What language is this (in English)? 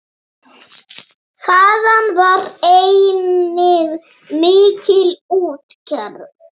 Icelandic